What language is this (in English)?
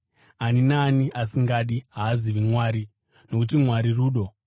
Shona